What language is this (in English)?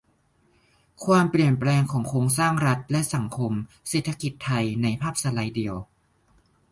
Thai